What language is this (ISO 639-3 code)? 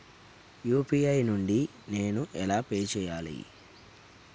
tel